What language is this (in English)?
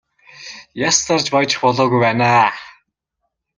Mongolian